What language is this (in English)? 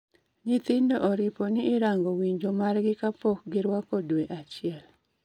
Luo (Kenya and Tanzania)